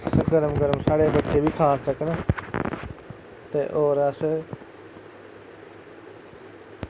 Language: Dogri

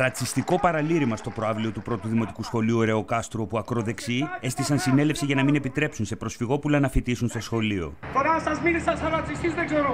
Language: Greek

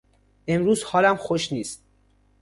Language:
Persian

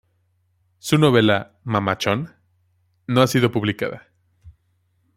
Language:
Spanish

